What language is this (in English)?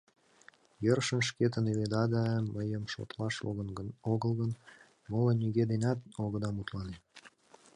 Mari